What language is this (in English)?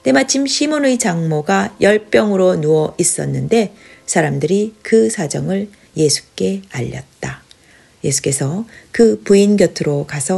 Korean